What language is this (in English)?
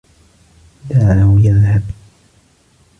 Arabic